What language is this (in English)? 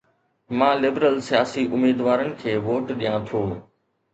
Sindhi